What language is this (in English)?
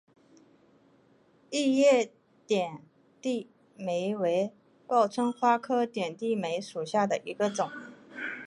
Chinese